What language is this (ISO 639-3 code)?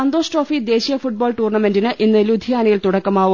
mal